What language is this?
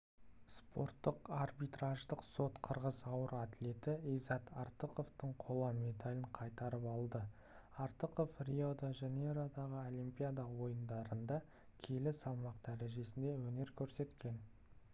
Kazakh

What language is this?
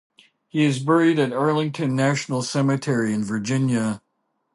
English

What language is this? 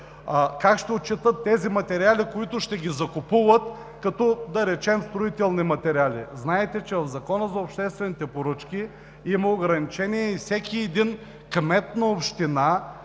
Bulgarian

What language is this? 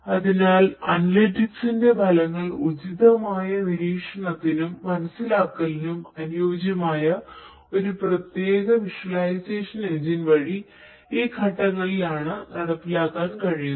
Malayalam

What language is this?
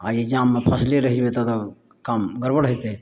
Maithili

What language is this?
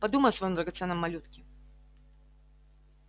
Russian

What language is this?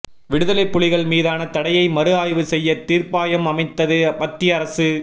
Tamil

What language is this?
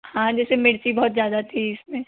Hindi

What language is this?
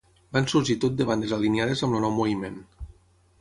Catalan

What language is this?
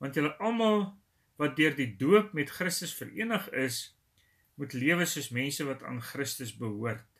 Dutch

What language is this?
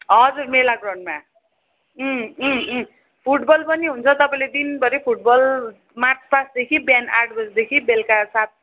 Nepali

